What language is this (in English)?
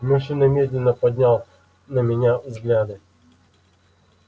Russian